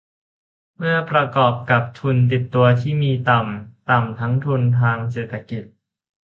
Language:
Thai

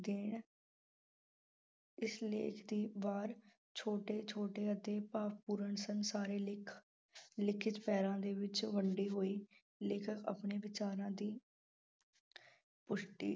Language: Punjabi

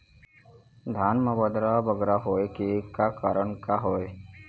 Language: Chhattisgarhi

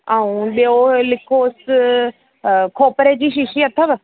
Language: Sindhi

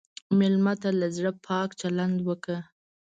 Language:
Pashto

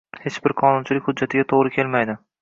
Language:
Uzbek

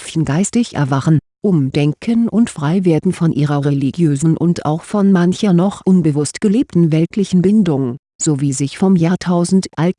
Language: German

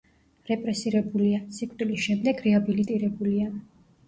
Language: Georgian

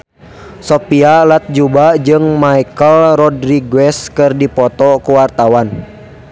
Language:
Sundanese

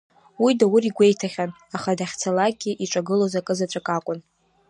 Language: Abkhazian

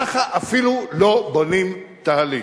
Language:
Hebrew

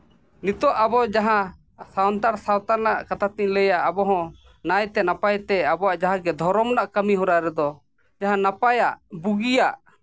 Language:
Santali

